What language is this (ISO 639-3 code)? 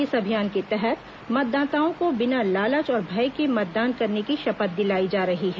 hin